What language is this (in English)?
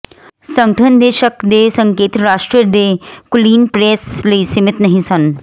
Punjabi